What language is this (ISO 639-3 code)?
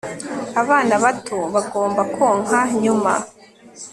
kin